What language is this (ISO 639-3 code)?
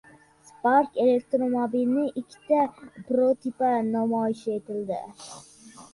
uzb